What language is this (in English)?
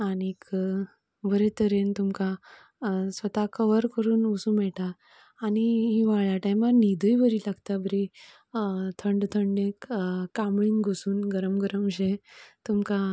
Konkani